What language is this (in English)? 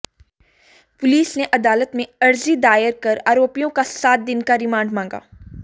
Hindi